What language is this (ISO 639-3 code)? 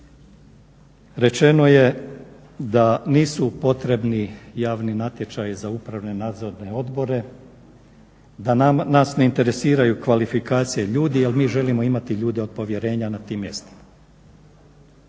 hrv